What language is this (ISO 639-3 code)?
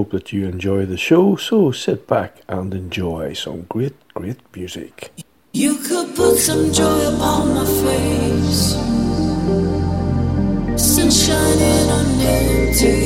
eng